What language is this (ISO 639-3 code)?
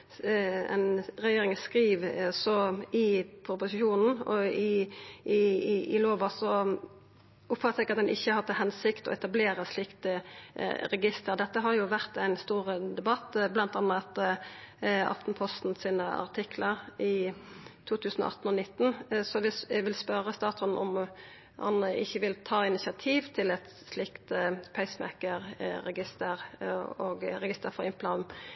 nno